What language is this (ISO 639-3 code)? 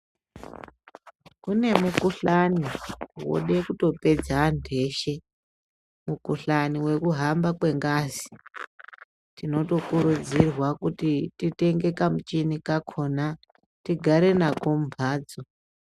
ndc